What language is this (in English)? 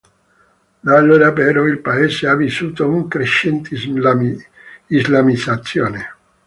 Italian